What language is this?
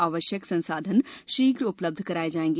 Hindi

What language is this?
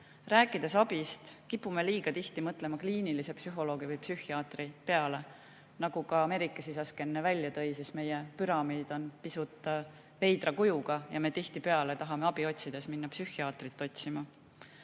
Estonian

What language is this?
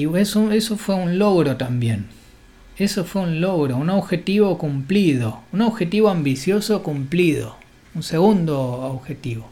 Spanish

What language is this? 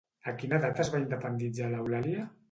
Catalan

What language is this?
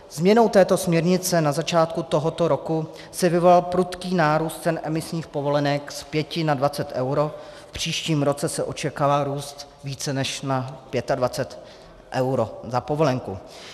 Czech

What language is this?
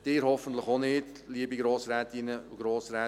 Swiss German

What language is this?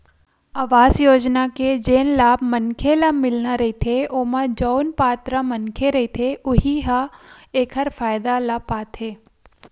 Chhattisgarhi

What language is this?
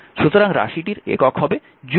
Bangla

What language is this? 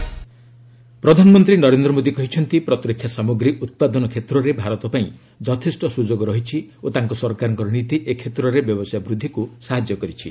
Odia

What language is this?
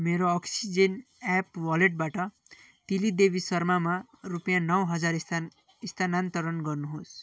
Nepali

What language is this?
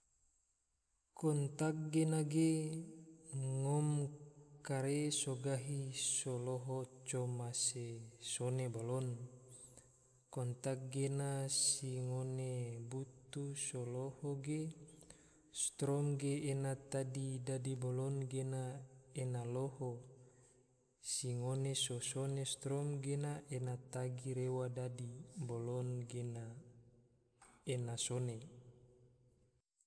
Tidore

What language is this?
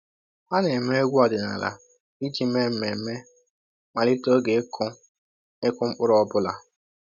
Igbo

